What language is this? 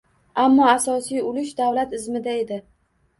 Uzbek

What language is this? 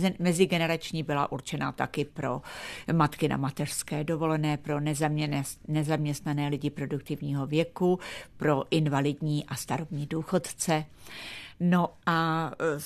Czech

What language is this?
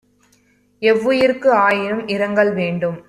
Tamil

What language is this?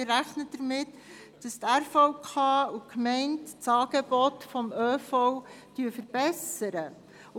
Swiss German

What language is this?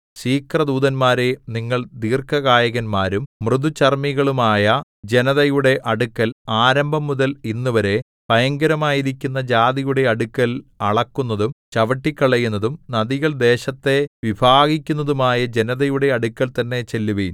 Malayalam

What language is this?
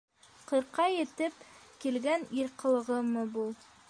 Bashkir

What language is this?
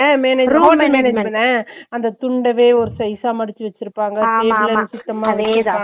Tamil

